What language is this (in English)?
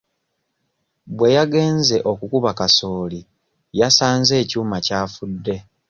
Ganda